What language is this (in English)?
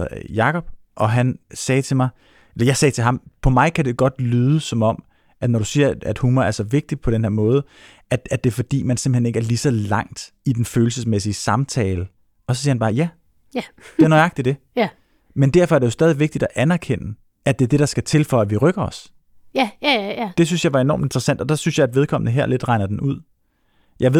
Danish